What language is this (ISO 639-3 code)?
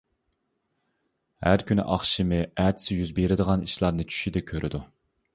uig